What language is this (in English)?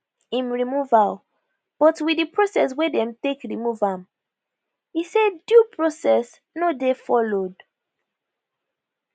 Nigerian Pidgin